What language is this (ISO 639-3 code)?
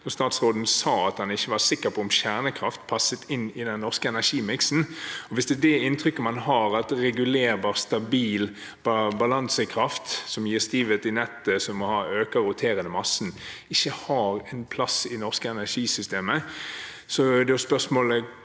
nor